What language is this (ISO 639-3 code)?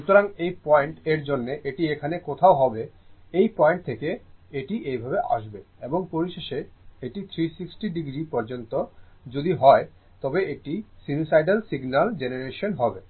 ben